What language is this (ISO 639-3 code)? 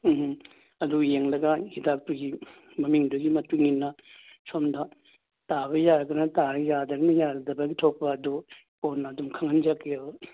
mni